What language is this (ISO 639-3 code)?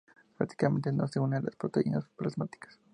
spa